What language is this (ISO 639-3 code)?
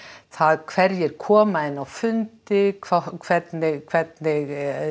isl